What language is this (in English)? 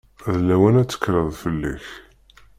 Kabyle